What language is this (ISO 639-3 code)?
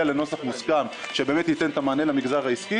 heb